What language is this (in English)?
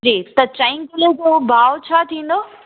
Sindhi